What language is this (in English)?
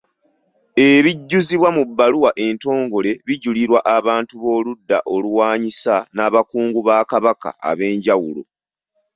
Ganda